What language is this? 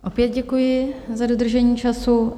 Czech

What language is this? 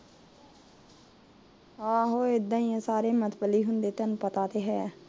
Punjabi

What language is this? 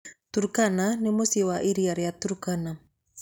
Kikuyu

